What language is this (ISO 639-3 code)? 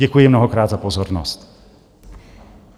ces